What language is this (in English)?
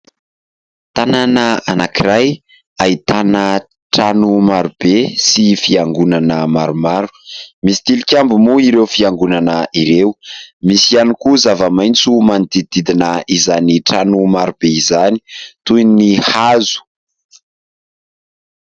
Malagasy